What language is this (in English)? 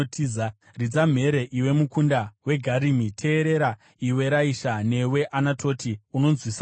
Shona